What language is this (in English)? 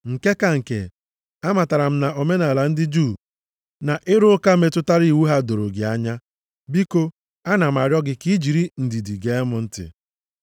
Igbo